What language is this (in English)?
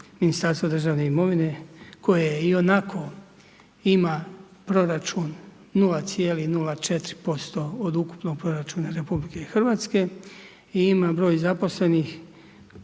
Croatian